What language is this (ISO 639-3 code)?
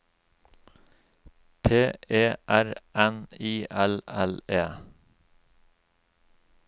nor